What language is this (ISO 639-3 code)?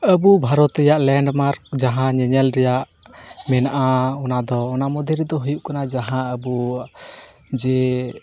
sat